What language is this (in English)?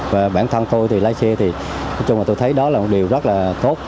Vietnamese